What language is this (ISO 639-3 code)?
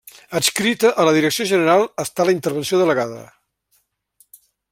cat